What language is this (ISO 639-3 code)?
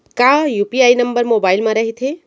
hne